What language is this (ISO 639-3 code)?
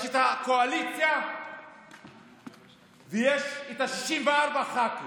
heb